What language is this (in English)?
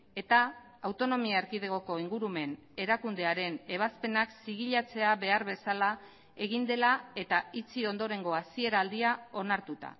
Basque